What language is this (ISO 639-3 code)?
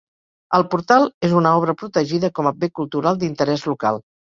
cat